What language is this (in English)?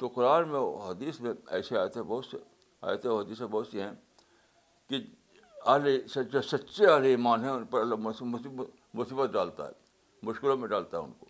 Urdu